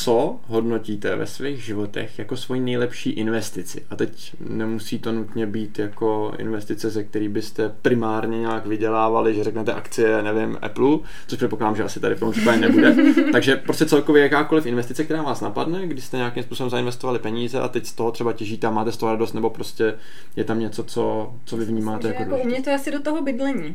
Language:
Czech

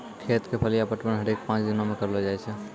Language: Maithili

